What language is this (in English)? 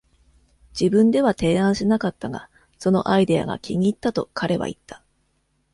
Japanese